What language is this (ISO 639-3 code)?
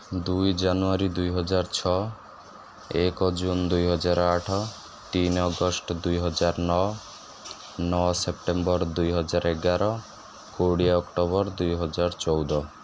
ori